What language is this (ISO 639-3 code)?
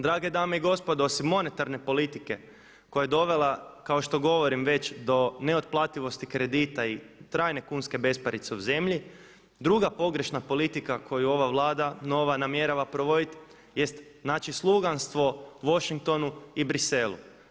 hrv